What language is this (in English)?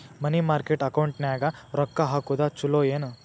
Kannada